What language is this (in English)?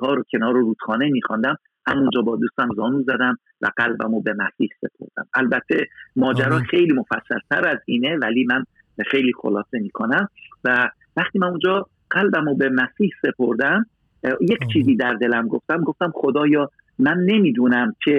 Persian